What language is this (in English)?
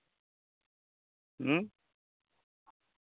Santali